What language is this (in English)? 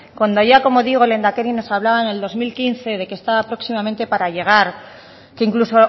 Spanish